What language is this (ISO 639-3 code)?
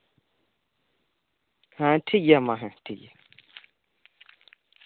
sat